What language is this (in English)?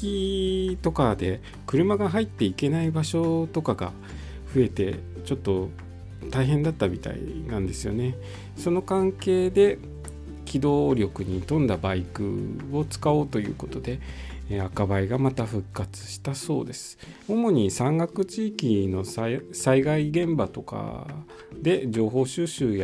Japanese